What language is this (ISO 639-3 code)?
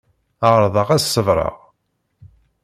kab